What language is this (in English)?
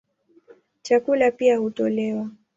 Swahili